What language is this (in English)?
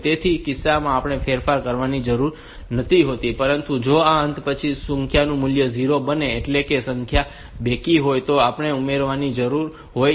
Gujarati